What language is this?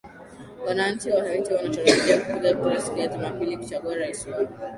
Swahili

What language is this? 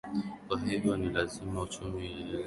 Swahili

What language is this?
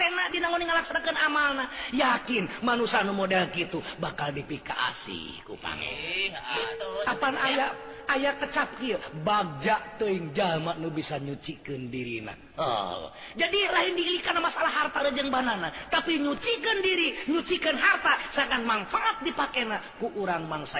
Indonesian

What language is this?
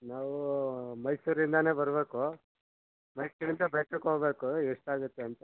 Kannada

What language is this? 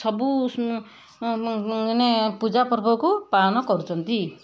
Odia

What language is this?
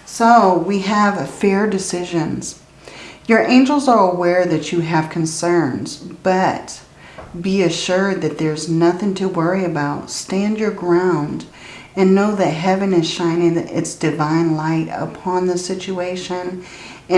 English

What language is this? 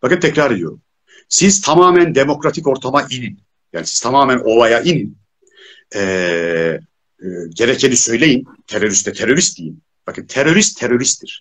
Turkish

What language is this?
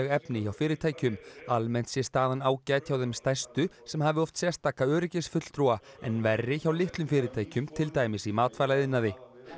Icelandic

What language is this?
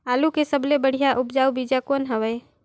Chhattisgarhi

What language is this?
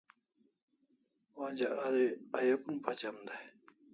Kalasha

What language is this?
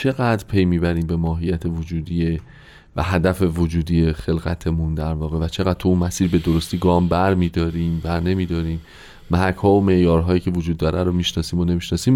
Persian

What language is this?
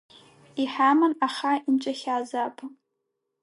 Abkhazian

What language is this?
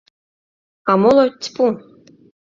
Mari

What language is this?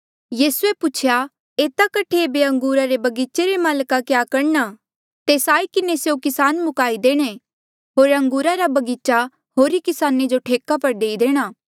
Mandeali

